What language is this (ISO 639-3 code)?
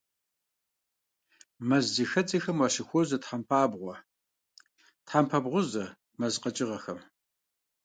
kbd